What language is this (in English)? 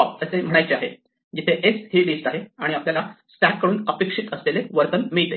Marathi